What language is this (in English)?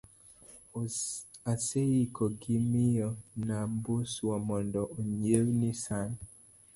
Luo (Kenya and Tanzania)